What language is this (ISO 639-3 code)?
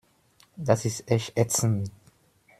deu